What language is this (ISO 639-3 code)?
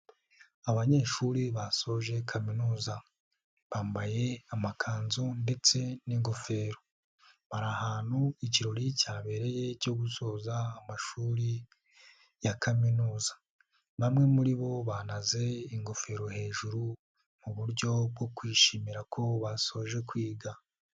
kin